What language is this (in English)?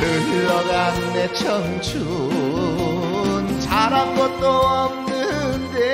Korean